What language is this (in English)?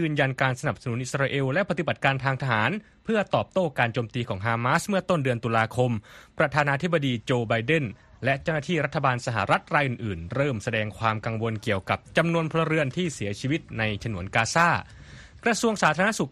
Thai